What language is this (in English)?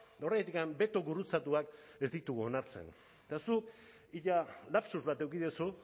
Basque